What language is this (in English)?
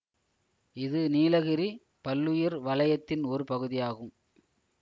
Tamil